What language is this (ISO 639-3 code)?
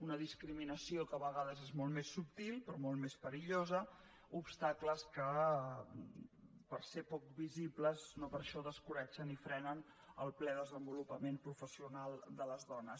cat